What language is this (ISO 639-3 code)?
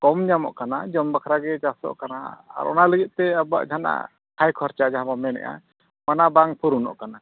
sat